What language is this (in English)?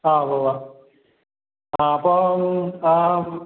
Malayalam